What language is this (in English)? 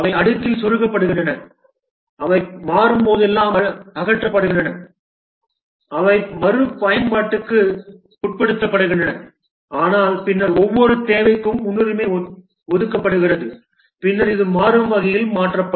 Tamil